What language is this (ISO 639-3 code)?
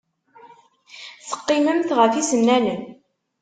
kab